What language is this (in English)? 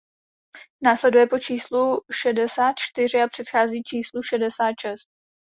Czech